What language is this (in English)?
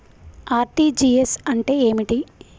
Telugu